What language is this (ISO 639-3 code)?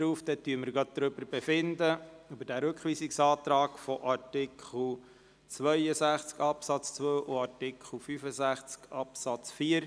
gsw